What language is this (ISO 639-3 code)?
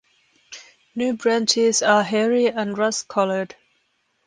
eng